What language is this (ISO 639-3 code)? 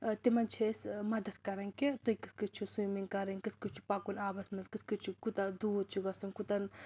kas